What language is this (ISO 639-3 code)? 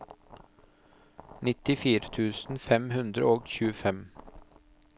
nor